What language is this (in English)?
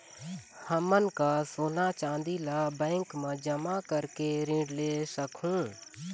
Chhattisgarhi